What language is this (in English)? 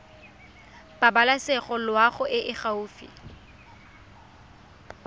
Tswana